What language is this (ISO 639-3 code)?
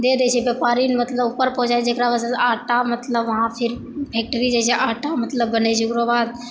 mai